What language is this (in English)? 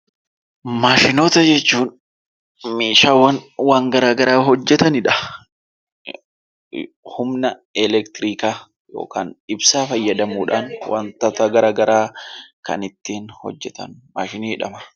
Oromo